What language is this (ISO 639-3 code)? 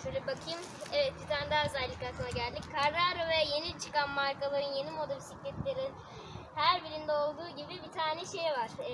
tur